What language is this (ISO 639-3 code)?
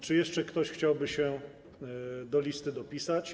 pol